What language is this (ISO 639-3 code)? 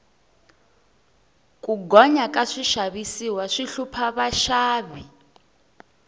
tso